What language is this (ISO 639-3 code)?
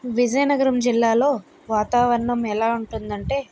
tel